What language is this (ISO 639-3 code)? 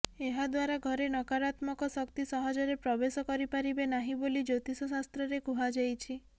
ori